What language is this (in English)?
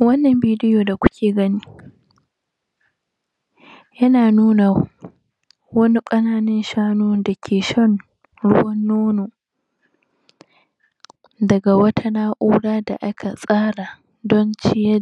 Hausa